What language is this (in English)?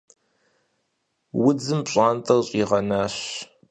Kabardian